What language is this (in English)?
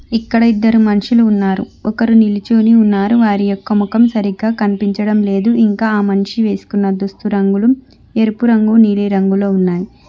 Telugu